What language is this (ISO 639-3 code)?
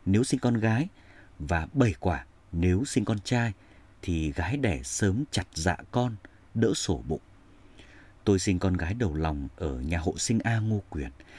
vie